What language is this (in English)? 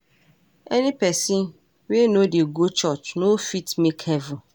Nigerian Pidgin